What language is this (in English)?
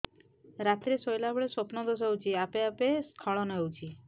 Odia